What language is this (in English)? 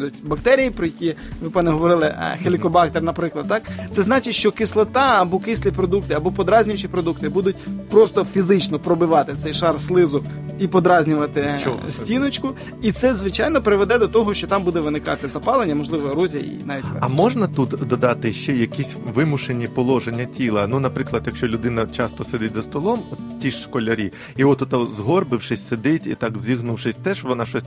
Ukrainian